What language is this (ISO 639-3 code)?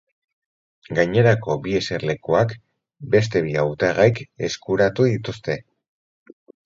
eus